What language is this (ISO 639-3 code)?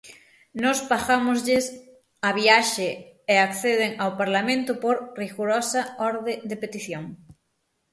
glg